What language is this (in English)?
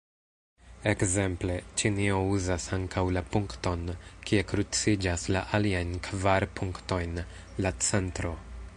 Esperanto